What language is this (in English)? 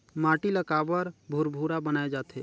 Chhattisgarhi